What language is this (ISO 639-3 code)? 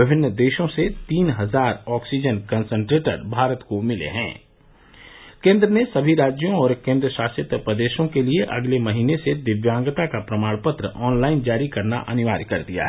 hin